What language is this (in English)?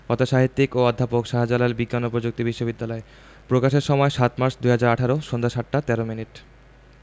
Bangla